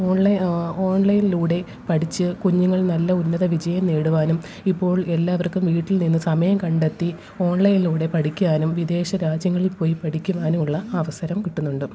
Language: Malayalam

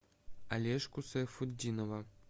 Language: Russian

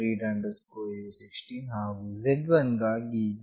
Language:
Kannada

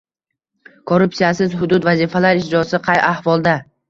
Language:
Uzbek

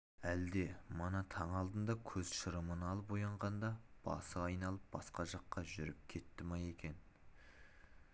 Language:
Kazakh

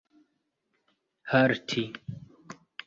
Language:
Esperanto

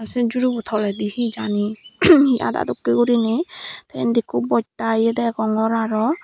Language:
Chakma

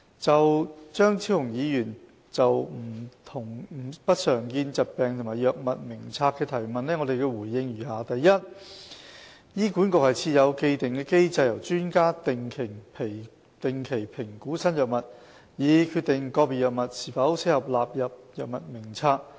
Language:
Cantonese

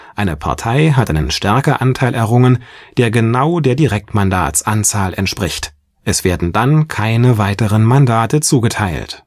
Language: German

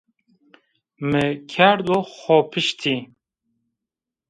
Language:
Zaza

